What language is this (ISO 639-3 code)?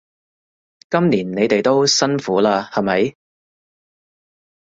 yue